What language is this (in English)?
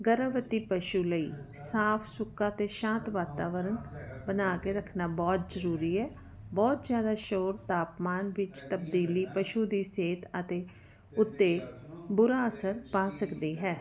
Punjabi